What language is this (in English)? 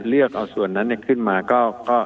Thai